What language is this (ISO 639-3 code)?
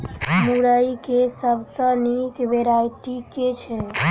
mai